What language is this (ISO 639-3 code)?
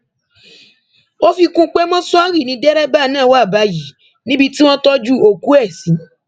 yor